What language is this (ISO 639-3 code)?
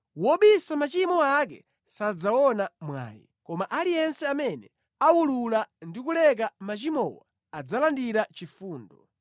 nya